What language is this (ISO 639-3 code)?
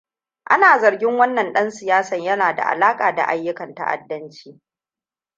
hau